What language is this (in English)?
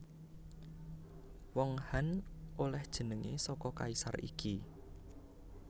Javanese